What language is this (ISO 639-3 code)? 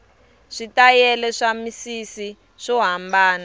tso